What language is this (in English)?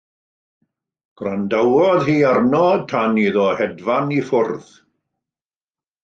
Welsh